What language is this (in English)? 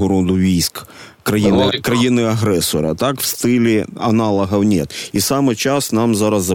Ukrainian